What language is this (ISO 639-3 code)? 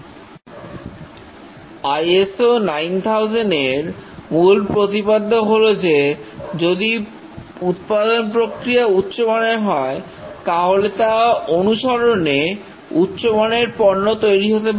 ben